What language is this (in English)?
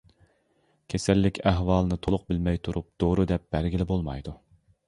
Uyghur